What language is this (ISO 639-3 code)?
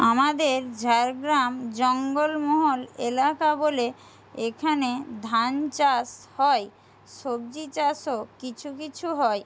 ben